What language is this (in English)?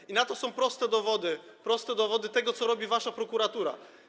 Polish